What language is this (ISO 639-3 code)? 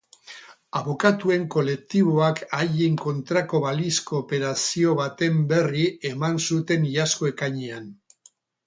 eus